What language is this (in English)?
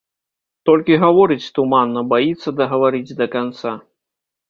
Belarusian